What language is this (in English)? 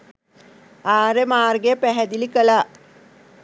Sinhala